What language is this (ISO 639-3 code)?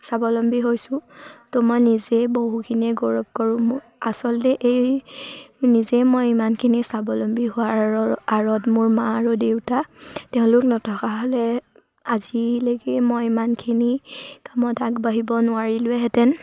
asm